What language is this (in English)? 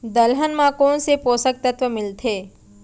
Chhattisgarhi